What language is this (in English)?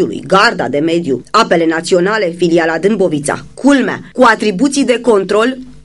Romanian